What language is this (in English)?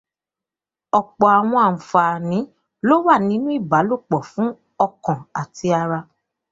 Yoruba